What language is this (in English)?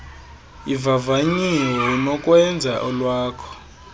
Xhosa